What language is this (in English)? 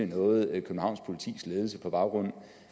Danish